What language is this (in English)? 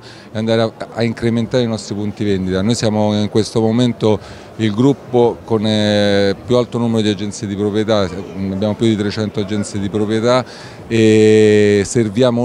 Italian